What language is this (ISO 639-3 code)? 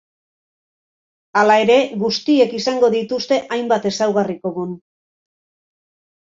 eus